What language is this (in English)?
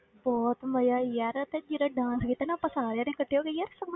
Punjabi